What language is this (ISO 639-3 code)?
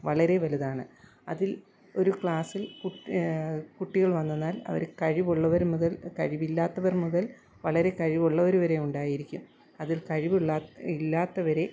mal